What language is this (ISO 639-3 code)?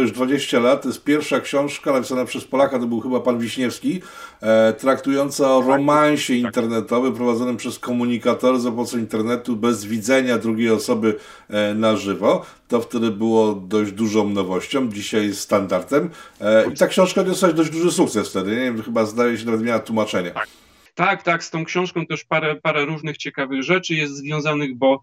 pol